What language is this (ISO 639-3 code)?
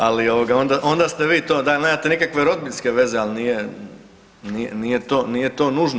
hrv